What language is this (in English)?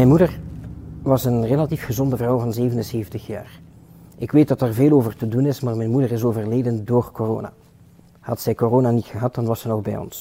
Dutch